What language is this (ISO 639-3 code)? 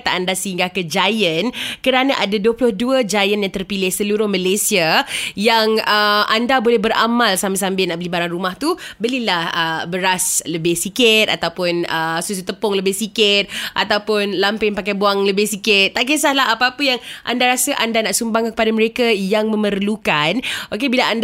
msa